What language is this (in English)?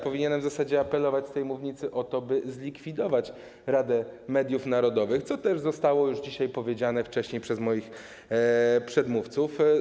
Polish